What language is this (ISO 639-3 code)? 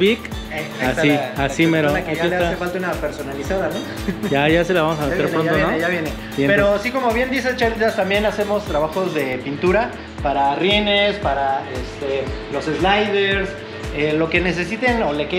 spa